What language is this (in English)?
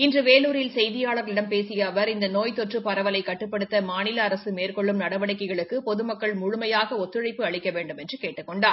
Tamil